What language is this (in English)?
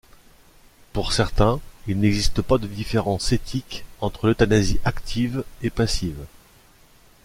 French